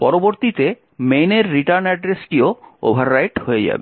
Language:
Bangla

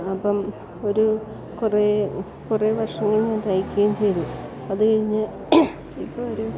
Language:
Malayalam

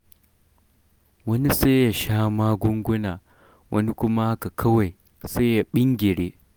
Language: Hausa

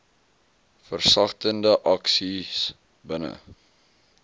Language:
Afrikaans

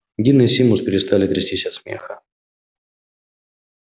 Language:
Russian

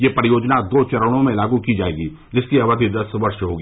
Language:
Hindi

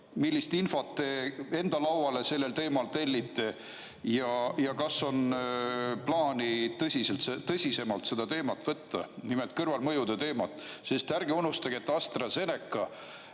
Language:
Estonian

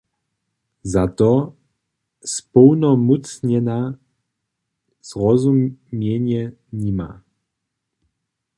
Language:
Upper Sorbian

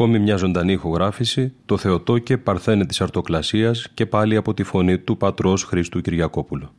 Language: Greek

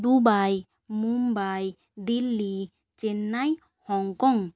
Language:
Bangla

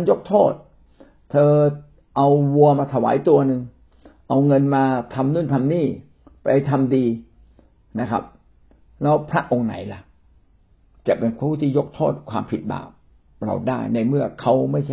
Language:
Thai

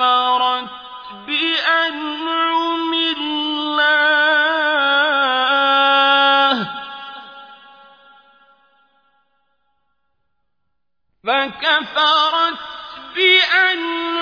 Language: Arabic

